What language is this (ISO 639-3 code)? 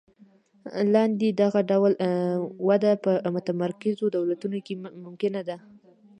pus